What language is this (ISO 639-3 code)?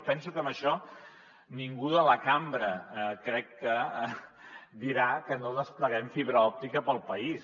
cat